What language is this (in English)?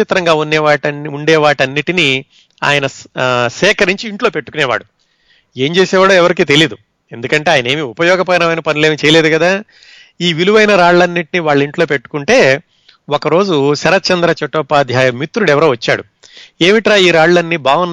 Telugu